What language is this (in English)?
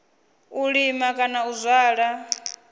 Venda